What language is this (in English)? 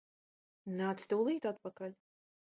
Latvian